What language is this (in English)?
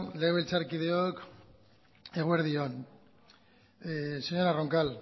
Basque